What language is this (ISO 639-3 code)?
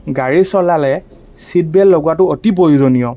asm